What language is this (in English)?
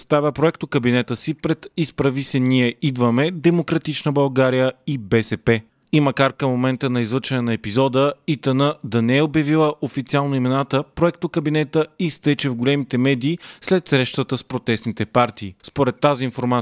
Bulgarian